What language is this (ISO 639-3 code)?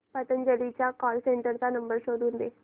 mar